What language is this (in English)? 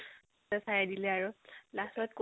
Assamese